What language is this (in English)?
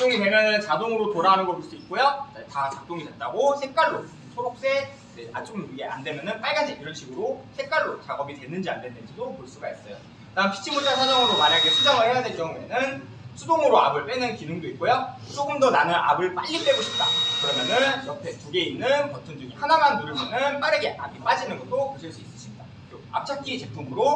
Korean